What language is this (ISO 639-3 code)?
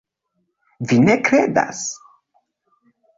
epo